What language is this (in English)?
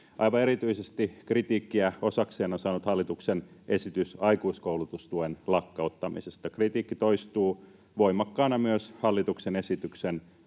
Finnish